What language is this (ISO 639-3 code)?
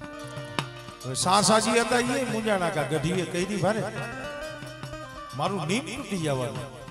ara